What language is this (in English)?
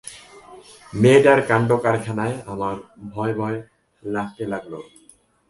Bangla